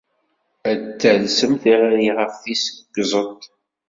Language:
Kabyle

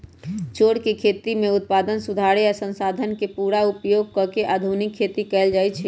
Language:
Magahi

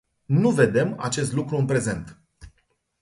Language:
Romanian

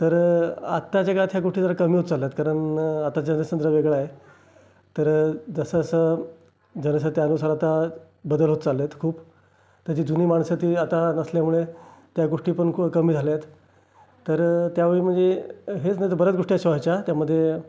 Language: Marathi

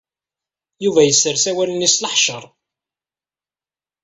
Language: Kabyle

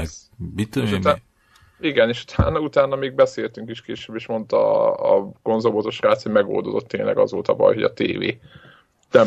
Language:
Hungarian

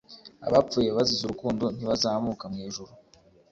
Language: Kinyarwanda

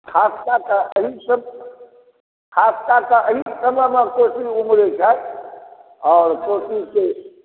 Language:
Maithili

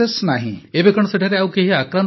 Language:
Odia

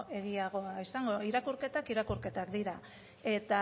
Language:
Basque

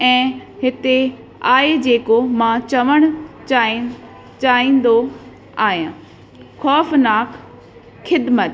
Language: Sindhi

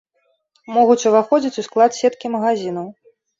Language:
Belarusian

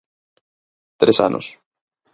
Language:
Galician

